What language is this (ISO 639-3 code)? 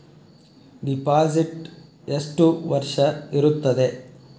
kan